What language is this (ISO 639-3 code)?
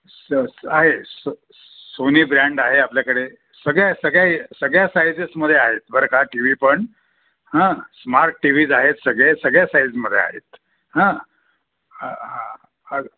mar